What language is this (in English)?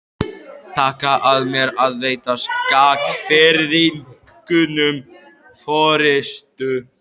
Icelandic